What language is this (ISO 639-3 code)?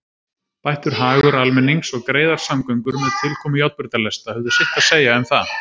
isl